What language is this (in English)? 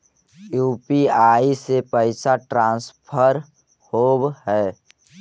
Magahi